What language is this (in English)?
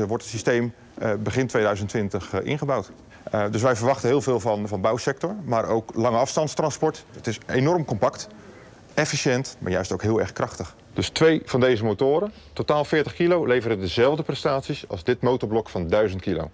Dutch